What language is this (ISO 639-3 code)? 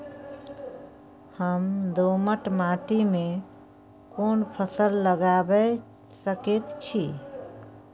mai